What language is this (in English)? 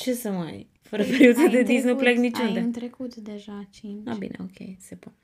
Romanian